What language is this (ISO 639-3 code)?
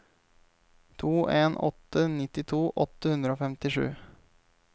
nor